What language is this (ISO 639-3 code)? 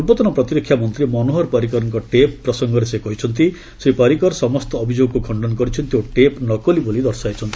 ori